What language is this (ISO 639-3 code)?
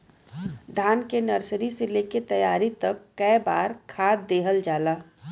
bho